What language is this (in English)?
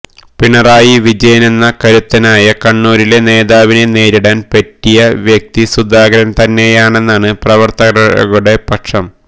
Malayalam